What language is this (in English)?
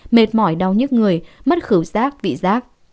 Vietnamese